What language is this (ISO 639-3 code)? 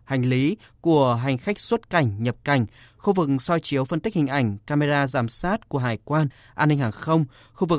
vie